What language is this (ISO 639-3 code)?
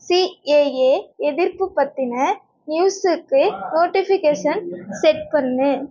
tam